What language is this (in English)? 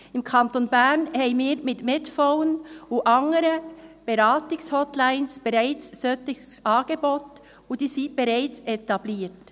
Swiss German